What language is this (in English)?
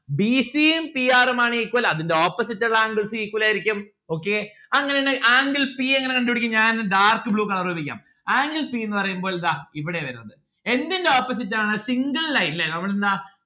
Malayalam